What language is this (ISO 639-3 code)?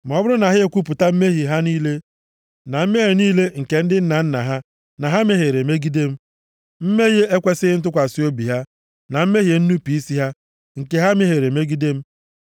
ibo